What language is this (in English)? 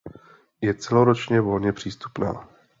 Czech